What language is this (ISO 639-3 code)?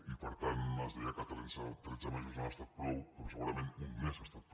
cat